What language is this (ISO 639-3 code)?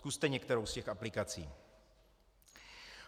ces